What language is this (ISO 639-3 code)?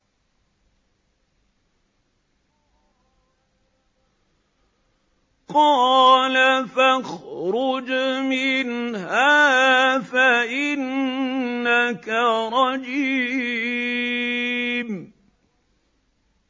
ara